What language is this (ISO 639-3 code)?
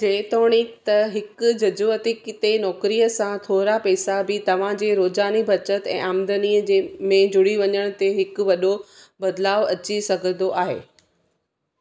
snd